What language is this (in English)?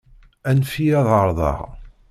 Kabyle